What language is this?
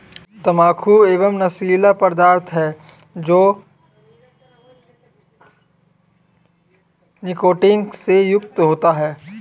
Hindi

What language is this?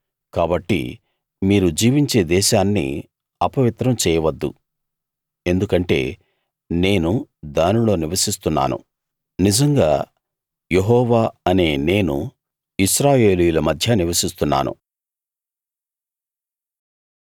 Telugu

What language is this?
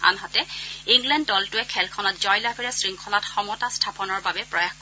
Assamese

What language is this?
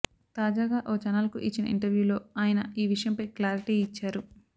Telugu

